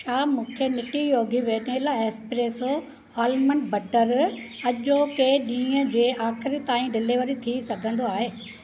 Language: Sindhi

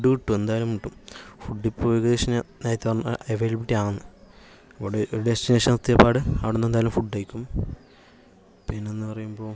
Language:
Malayalam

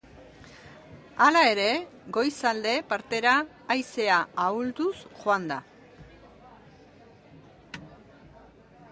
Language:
Basque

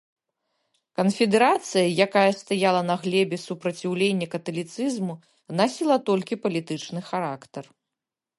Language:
Belarusian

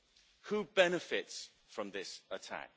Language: English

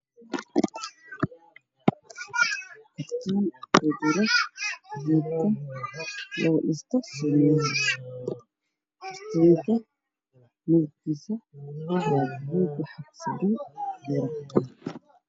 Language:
Somali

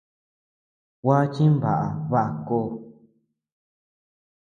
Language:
Tepeuxila Cuicatec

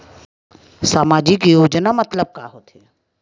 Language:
Chhattisgarhi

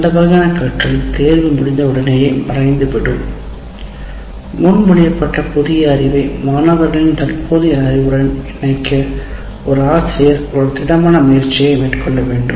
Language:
Tamil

